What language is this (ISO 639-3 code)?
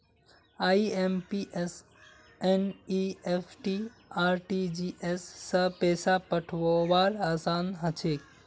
mag